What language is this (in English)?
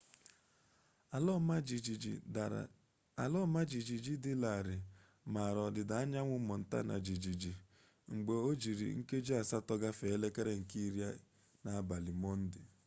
Igbo